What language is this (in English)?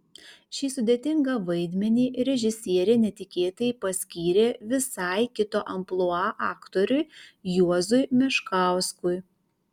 Lithuanian